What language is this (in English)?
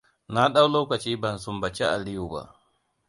Hausa